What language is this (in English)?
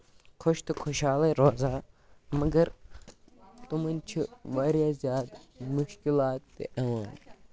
Kashmiri